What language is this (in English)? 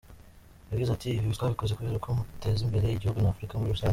Kinyarwanda